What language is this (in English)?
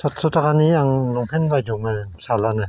Bodo